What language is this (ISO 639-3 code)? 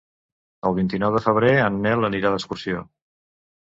cat